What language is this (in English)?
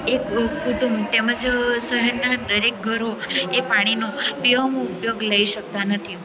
Gujarati